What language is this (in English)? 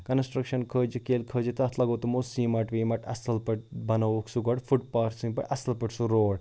Kashmiri